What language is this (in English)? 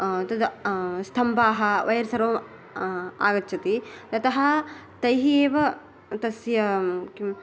Sanskrit